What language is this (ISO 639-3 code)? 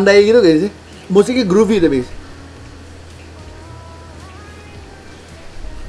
ind